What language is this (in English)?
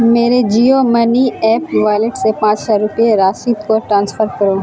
Urdu